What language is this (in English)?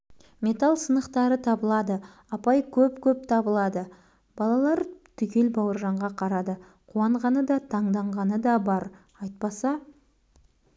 Kazakh